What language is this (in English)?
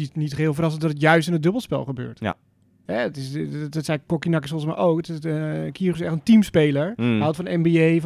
Dutch